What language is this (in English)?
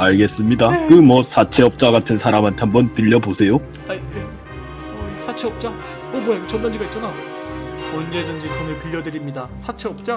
Korean